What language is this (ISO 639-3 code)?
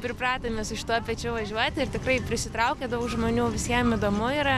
lit